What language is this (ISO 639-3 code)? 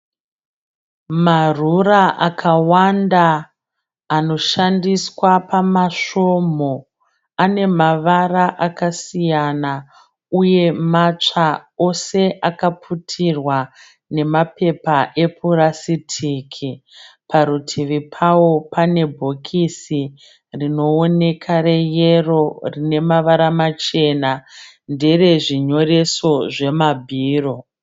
sna